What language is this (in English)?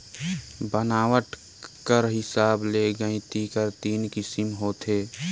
Chhattisgarhi